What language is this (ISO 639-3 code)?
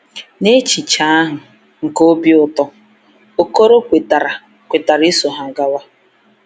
ibo